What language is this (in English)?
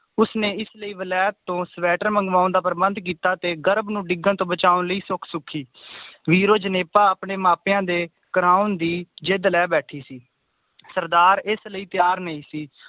Punjabi